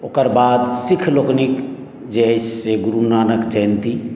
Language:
Maithili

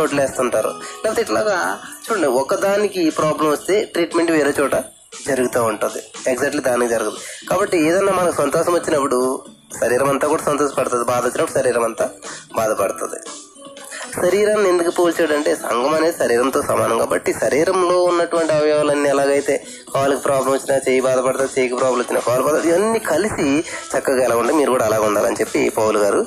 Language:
Telugu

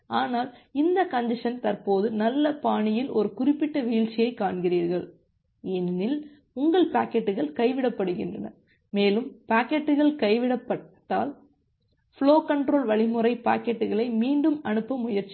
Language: Tamil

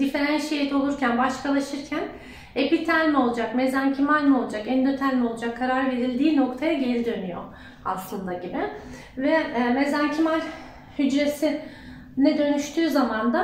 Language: Turkish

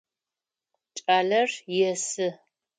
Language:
Adyghe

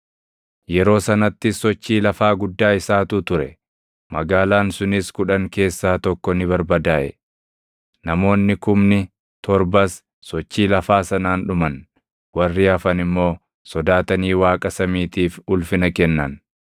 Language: Oromo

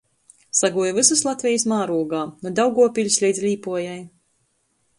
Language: Latgalian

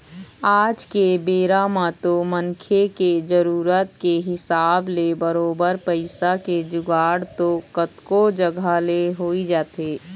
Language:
Chhattisgarhi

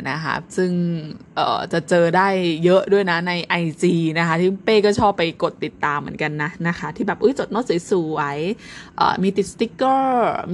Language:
Thai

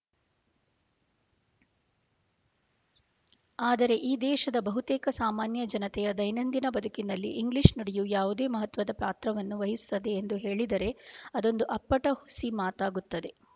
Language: Kannada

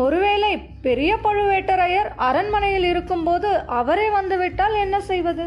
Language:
Tamil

